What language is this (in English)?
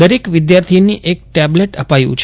Gujarati